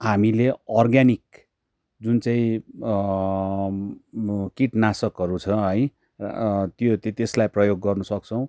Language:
Nepali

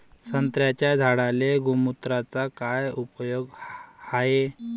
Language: Marathi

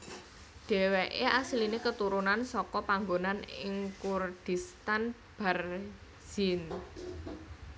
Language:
Javanese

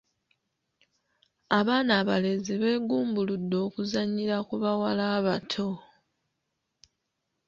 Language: Ganda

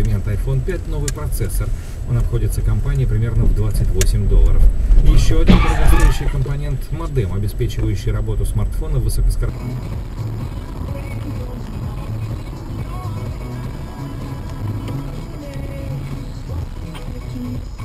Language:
Russian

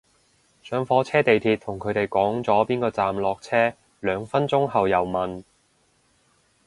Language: Cantonese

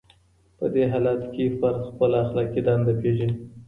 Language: Pashto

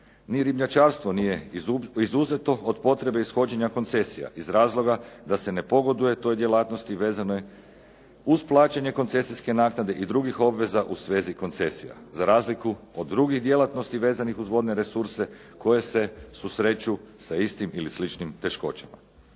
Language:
Croatian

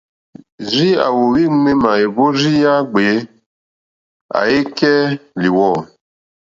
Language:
Mokpwe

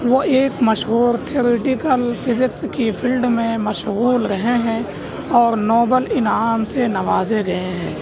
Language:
Urdu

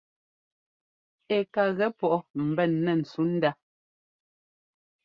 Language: Ngomba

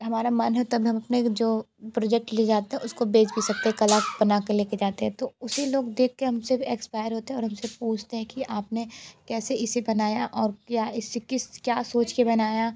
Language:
Hindi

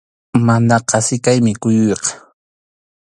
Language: Arequipa-La Unión Quechua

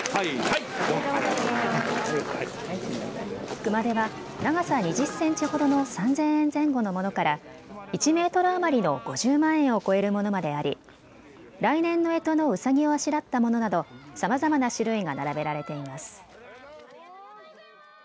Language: Japanese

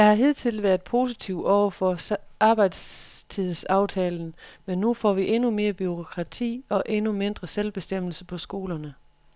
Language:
Danish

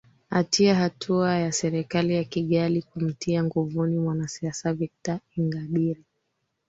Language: Swahili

